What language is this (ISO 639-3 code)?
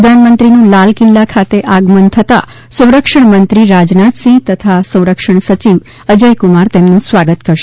guj